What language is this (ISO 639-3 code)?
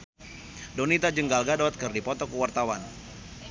sun